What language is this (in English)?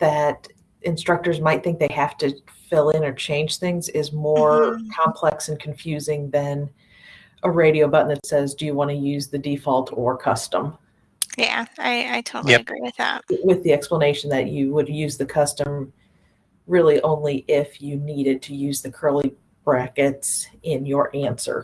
English